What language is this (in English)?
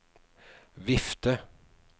Norwegian